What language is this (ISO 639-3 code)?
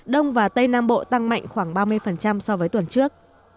vie